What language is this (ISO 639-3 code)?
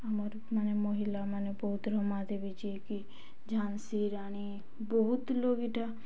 ori